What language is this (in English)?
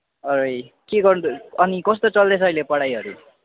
Nepali